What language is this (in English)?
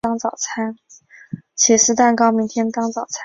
Chinese